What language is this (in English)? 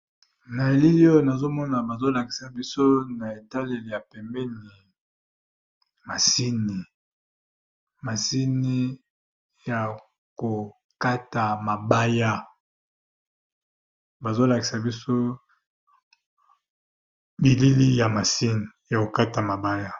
Lingala